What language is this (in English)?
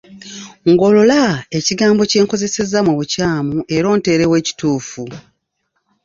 Ganda